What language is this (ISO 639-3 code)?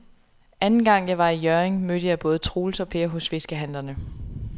dan